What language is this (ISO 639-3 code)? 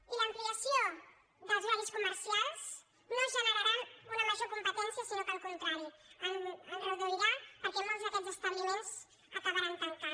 cat